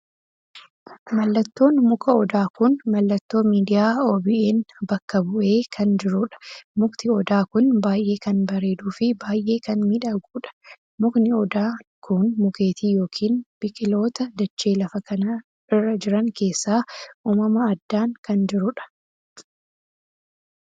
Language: Oromo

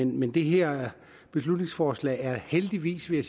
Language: Danish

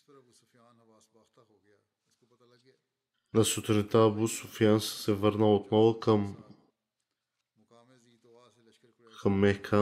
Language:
Bulgarian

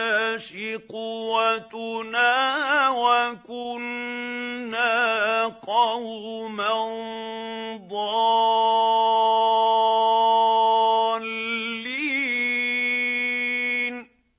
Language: Arabic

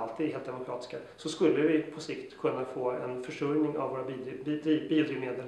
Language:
Swedish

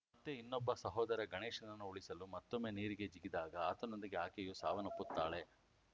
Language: Kannada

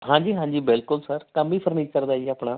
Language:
Punjabi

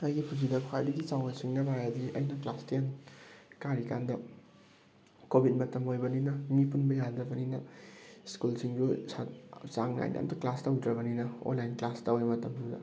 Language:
Manipuri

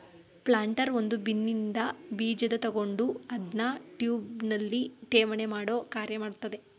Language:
Kannada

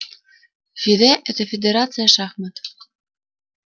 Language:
Russian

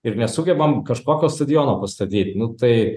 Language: Lithuanian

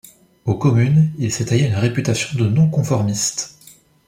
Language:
French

